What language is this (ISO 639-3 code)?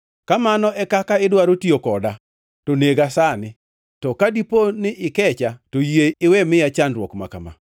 luo